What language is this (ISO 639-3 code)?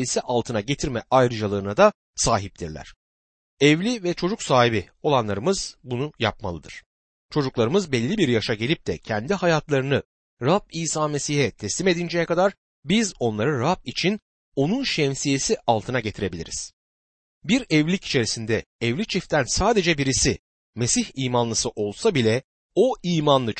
tur